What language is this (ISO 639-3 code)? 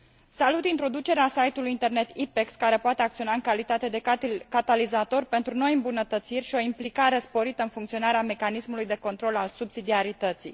ron